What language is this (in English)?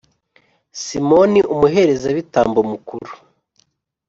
Kinyarwanda